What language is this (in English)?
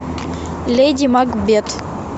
Russian